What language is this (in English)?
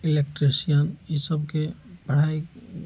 Maithili